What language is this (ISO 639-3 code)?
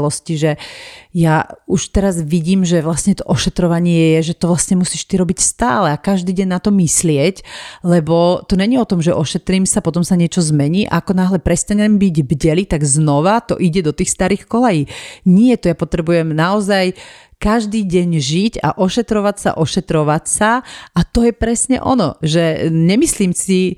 slk